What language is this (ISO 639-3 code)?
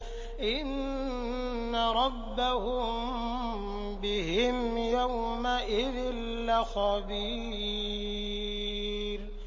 ara